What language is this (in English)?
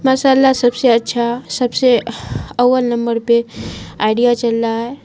Urdu